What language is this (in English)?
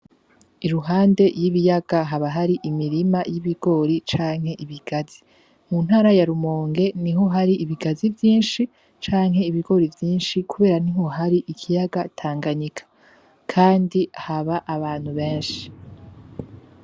Rundi